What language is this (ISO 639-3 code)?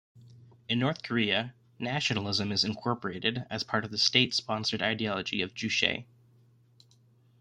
eng